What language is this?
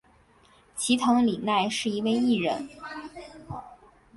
Chinese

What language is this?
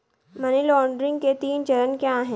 Hindi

